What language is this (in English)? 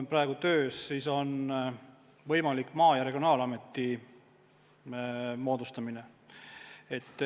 Estonian